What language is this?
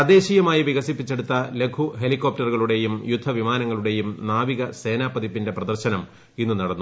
Malayalam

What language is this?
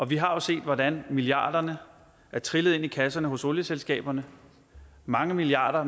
Danish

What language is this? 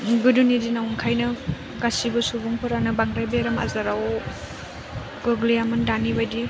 Bodo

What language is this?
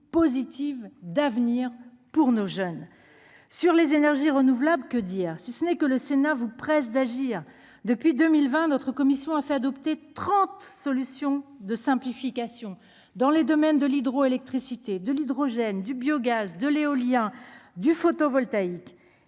French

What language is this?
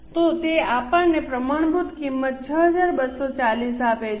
Gujarati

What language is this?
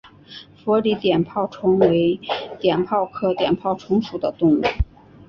Chinese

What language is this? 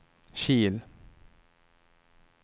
Swedish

